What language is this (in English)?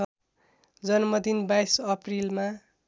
Nepali